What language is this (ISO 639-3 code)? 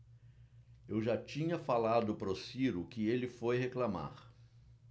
por